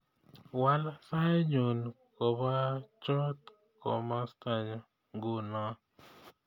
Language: Kalenjin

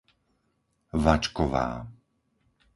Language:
Slovak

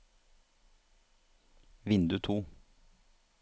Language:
Norwegian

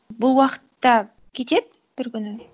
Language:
Kazakh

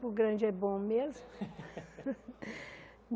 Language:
Portuguese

